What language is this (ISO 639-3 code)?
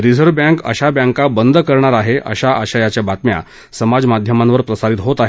mar